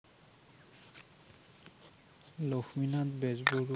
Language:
Assamese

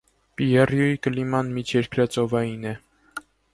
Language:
Armenian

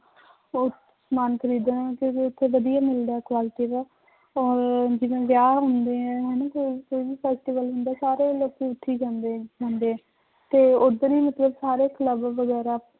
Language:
Punjabi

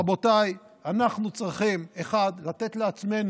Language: Hebrew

